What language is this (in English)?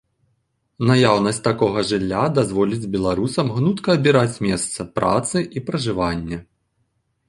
Belarusian